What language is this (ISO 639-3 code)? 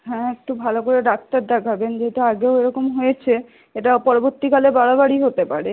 ben